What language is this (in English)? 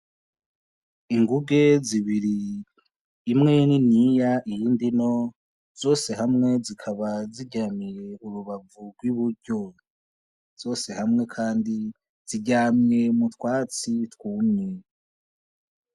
Rundi